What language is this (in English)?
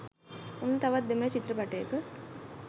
Sinhala